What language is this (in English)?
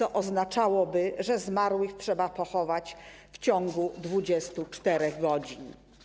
Polish